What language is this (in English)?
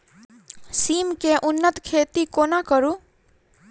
Maithili